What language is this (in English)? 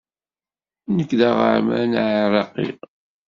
Kabyle